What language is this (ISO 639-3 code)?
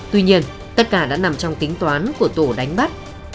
vie